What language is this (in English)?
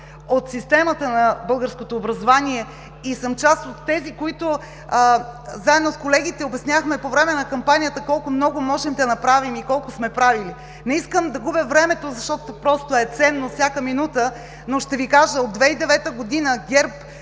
Bulgarian